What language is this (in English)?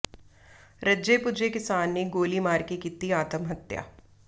Punjabi